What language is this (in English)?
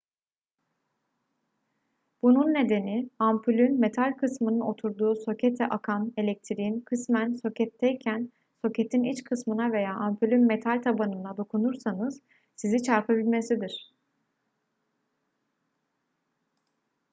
Turkish